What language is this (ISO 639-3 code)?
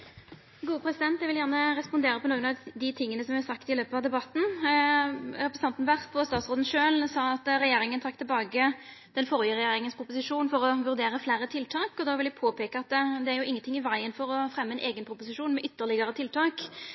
nno